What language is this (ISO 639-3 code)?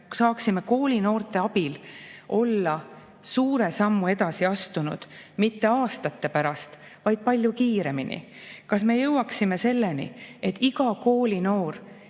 est